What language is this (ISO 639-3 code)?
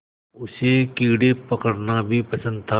hin